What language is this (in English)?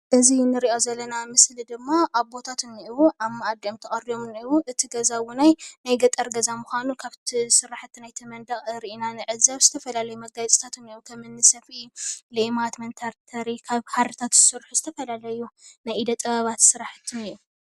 Tigrinya